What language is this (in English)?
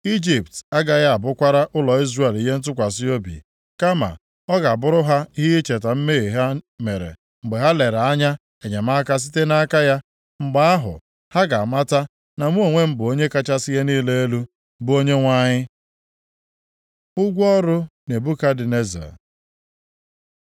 Igbo